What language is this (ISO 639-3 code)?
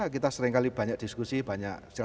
ind